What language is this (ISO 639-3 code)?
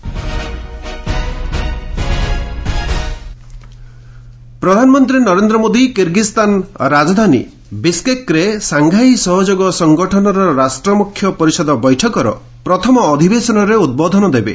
ori